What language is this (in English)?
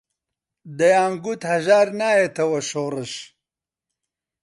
Central Kurdish